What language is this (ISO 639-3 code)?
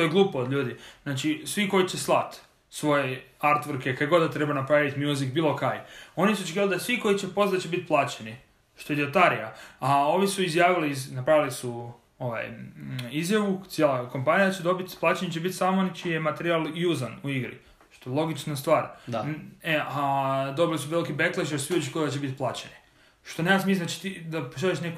hrv